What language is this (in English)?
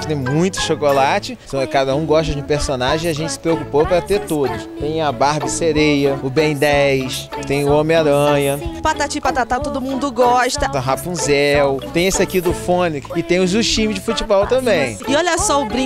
Portuguese